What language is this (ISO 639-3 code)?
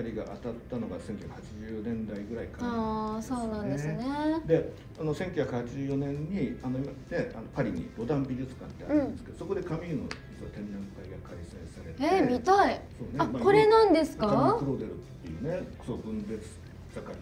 jpn